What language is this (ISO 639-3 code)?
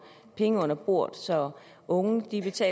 dan